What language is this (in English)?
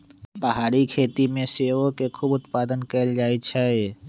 Magahi